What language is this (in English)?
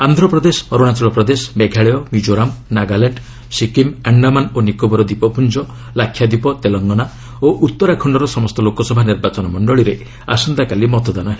Odia